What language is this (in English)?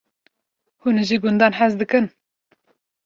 Kurdish